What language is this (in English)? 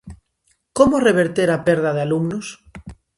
Galician